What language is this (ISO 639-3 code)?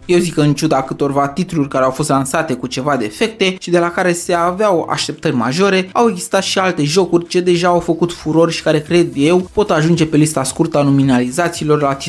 ron